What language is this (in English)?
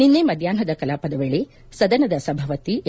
Kannada